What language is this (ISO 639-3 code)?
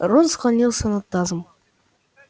rus